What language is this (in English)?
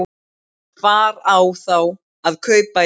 Icelandic